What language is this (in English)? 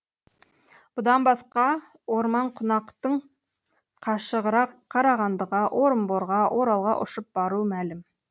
Kazakh